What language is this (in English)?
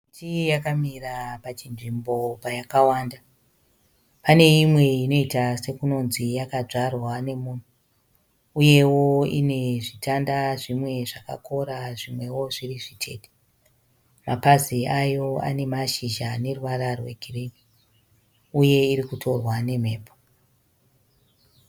Shona